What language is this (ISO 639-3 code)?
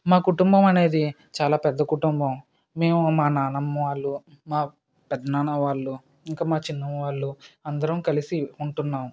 tel